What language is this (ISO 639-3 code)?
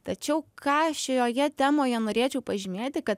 lit